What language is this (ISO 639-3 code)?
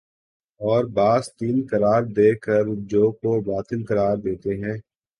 urd